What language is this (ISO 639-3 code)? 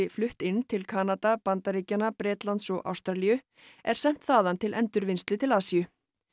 isl